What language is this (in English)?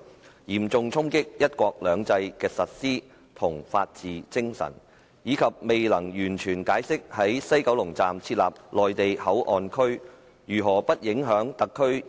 Cantonese